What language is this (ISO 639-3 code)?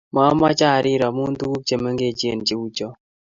kln